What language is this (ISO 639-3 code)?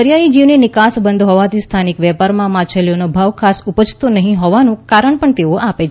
guj